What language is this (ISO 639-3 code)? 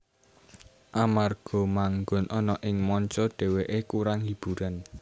jav